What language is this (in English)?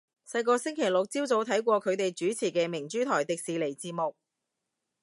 Cantonese